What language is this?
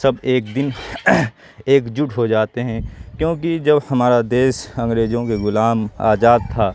Urdu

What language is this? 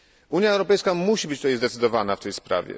Polish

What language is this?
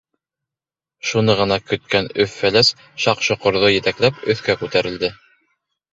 Bashkir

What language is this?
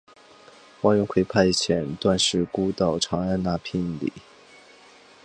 Chinese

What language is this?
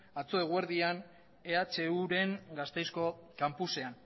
Basque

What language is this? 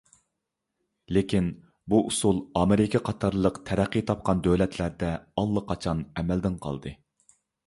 Uyghur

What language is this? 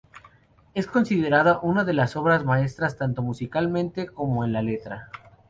Spanish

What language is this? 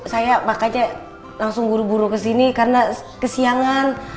Indonesian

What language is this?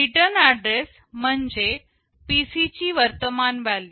Marathi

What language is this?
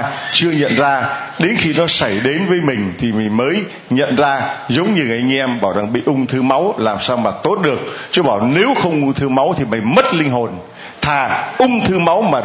Vietnamese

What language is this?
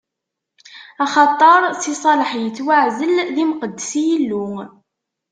Kabyle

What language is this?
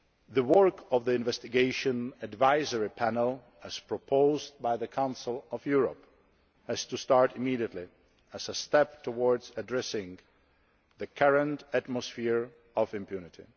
English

